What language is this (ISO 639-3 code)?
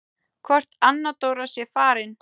isl